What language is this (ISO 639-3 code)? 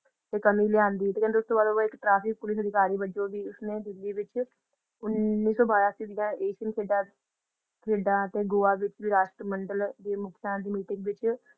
pan